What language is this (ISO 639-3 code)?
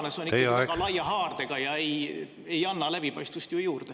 est